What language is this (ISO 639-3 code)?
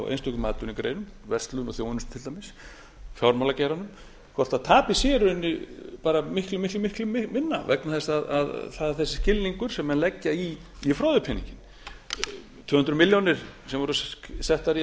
isl